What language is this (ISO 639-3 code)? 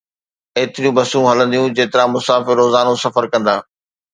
snd